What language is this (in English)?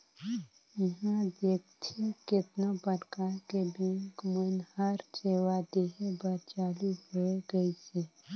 Chhattisgarhi